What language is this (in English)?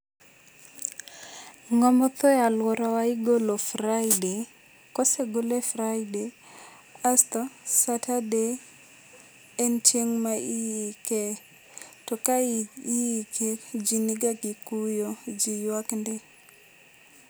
Luo (Kenya and Tanzania)